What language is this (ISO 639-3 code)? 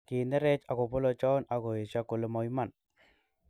kln